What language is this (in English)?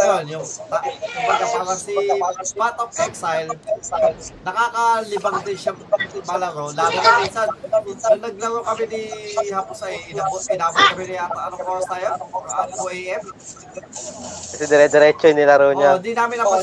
Filipino